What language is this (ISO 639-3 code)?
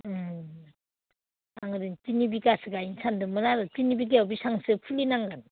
brx